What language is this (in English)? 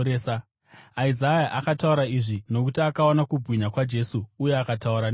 Shona